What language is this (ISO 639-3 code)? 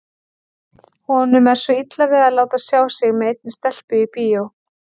isl